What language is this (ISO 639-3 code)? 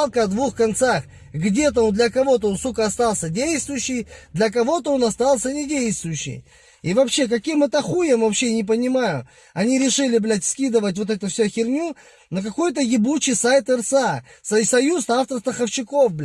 rus